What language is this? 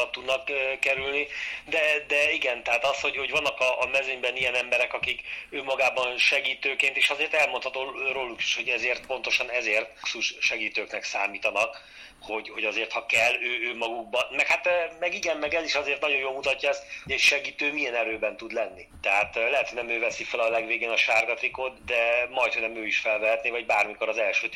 Hungarian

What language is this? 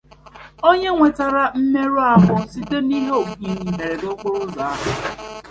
Igbo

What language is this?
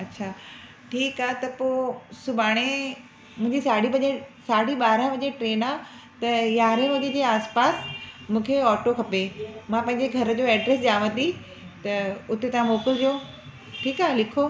Sindhi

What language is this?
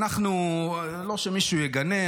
Hebrew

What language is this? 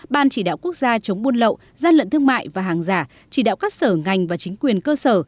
Vietnamese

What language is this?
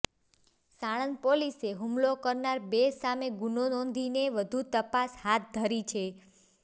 Gujarati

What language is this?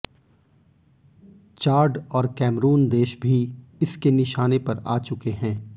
Hindi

